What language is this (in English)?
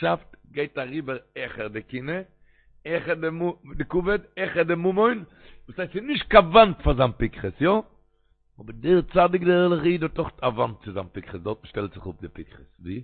Hebrew